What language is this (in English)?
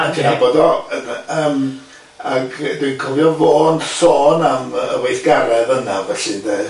Welsh